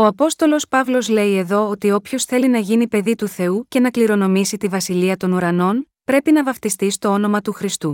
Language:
Greek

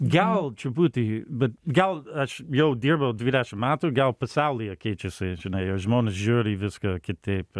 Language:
Lithuanian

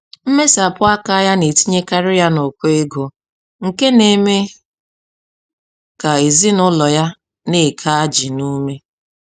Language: Igbo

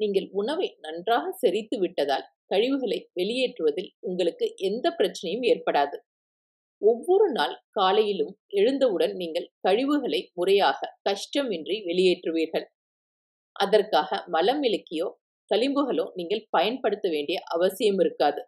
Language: Tamil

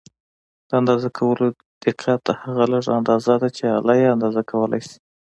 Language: Pashto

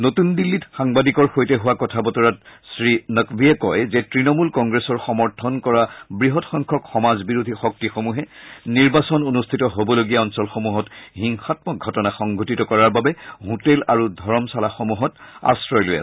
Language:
Assamese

